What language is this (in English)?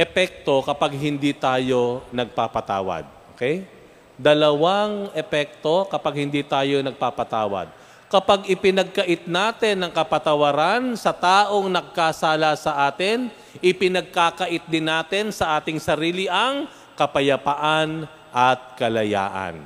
Filipino